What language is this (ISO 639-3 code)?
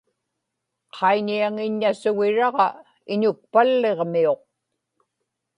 ipk